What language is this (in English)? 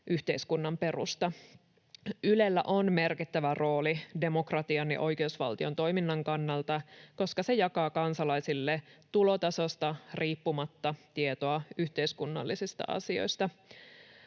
Finnish